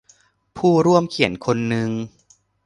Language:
Thai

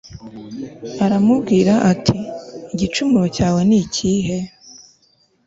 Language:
Kinyarwanda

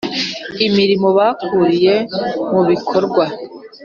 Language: Kinyarwanda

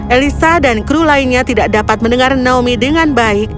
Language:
Indonesian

